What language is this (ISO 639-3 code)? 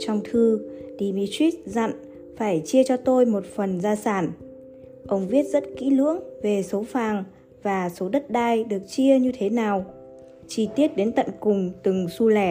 vie